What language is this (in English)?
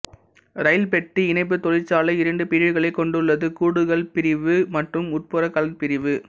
Tamil